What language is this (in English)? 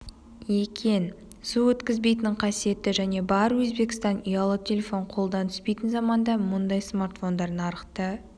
Kazakh